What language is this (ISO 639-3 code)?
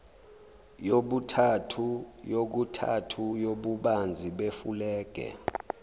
zul